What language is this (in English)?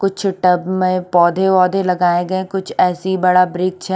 Hindi